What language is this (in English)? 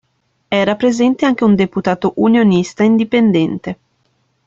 Italian